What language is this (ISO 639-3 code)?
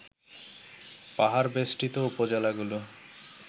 ben